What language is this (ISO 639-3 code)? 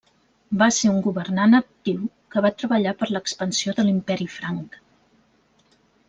cat